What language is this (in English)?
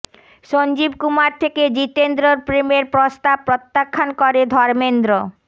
Bangla